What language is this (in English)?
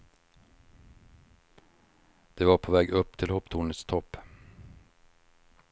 Swedish